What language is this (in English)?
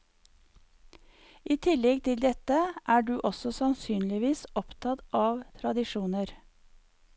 Norwegian